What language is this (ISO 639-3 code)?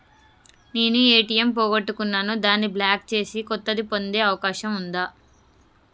tel